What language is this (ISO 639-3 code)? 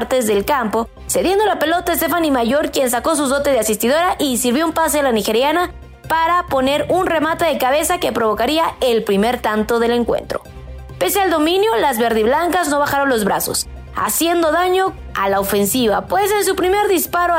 spa